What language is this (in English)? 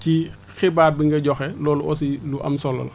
Wolof